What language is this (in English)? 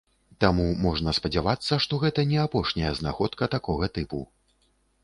Belarusian